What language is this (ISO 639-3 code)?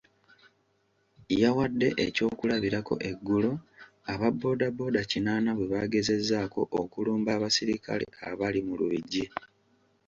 lug